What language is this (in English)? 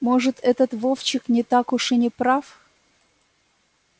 Russian